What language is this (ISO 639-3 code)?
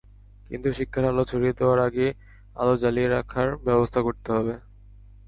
ben